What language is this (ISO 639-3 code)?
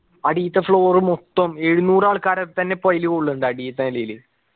mal